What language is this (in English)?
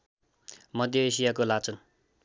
Nepali